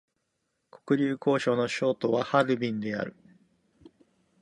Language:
Japanese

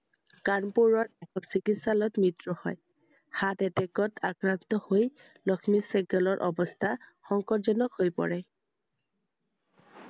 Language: Assamese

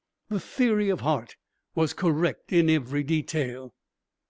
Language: English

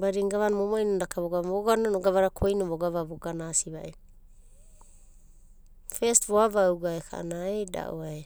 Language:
Abadi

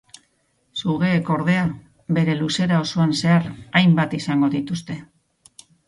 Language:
Basque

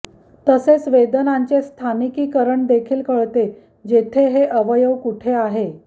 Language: Marathi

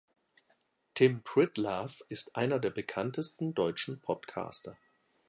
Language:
German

